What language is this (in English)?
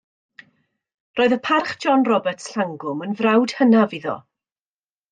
Welsh